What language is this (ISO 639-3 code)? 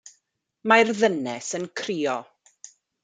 cym